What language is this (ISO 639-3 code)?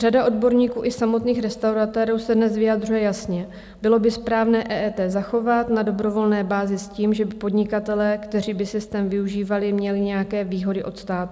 ces